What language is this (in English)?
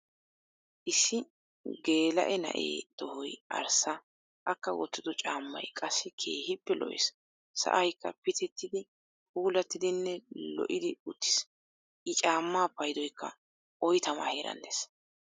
Wolaytta